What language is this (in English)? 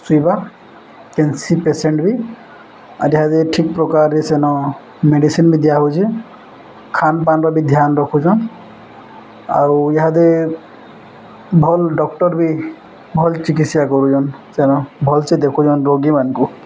Odia